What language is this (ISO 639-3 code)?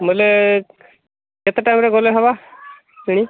ori